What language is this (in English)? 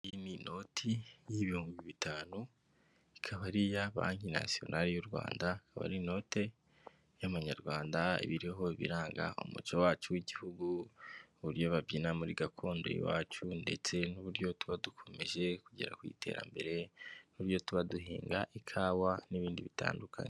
Kinyarwanda